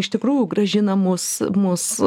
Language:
Lithuanian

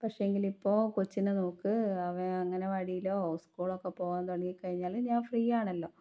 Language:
Malayalam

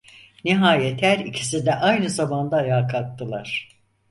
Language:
Turkish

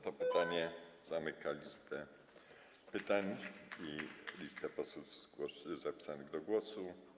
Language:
Polish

